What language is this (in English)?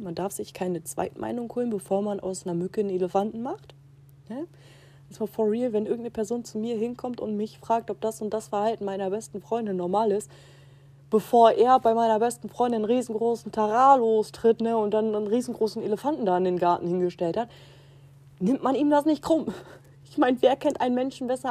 German